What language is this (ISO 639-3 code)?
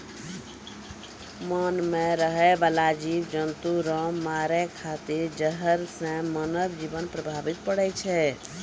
mai